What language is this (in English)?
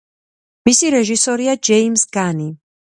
Georgian